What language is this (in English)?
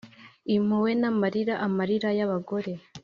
Kinyarwanda